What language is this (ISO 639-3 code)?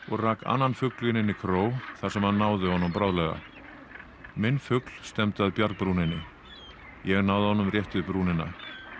isl